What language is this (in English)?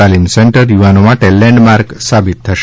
Gujarati